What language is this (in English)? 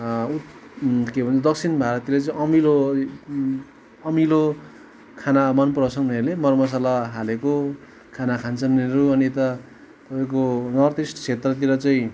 Nepali